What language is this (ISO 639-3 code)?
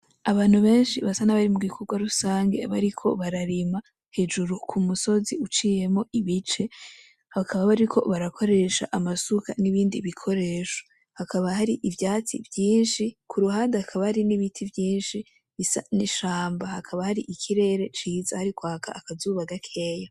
run